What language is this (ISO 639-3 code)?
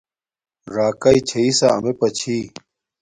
dmk